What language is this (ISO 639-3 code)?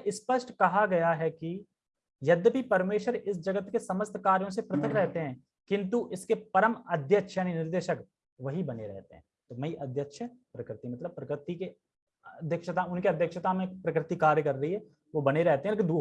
hin